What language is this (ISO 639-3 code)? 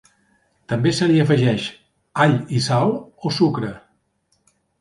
cat